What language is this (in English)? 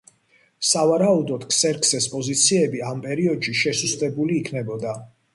Georgian